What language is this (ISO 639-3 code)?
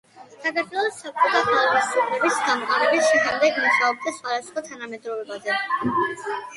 kat